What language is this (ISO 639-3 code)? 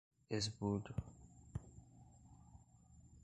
por